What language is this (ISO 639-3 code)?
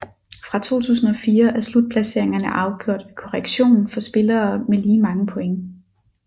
dan